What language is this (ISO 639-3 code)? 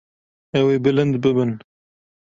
kur